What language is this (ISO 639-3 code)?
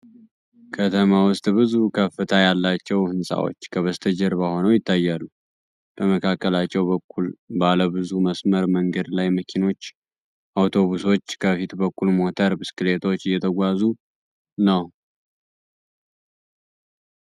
amh